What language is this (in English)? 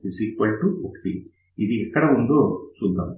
Telugu